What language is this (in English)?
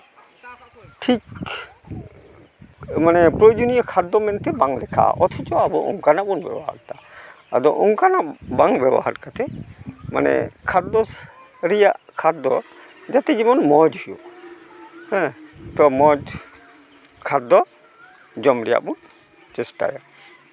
Santali